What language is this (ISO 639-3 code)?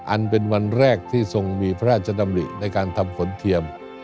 tha